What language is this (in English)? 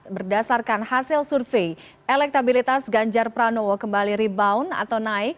Indonesian